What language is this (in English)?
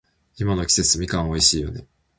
Japanese